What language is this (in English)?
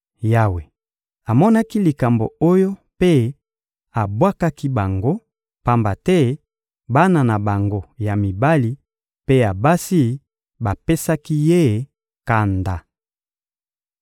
Lingala